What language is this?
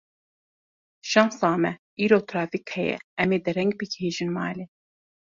Kurdish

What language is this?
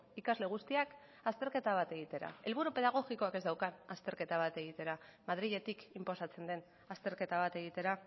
Basque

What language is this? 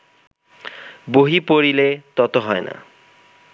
Bangla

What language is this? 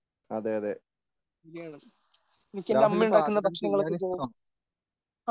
Malayalam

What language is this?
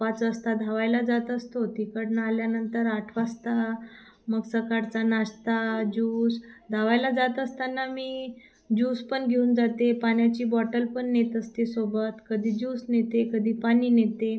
Marathi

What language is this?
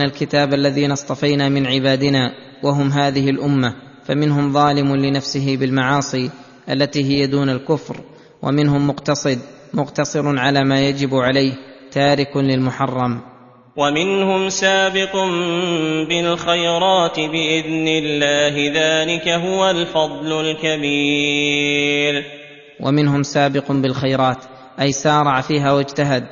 Arabic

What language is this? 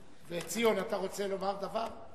Hebrew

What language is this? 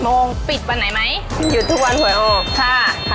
Thai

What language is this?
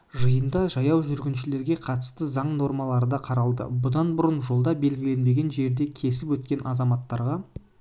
Kazakh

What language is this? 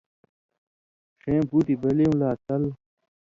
Indus Kohistani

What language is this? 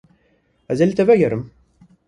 Kurdish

